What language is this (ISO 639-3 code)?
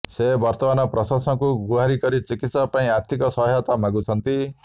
ori